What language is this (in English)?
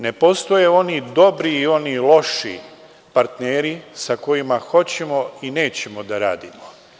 Serbian